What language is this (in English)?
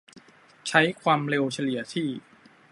Thai